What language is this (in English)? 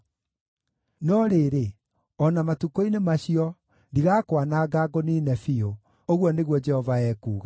Kikuyu